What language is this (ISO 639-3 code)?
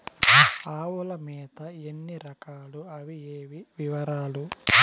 tel